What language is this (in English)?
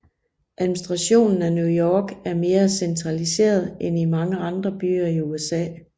Danish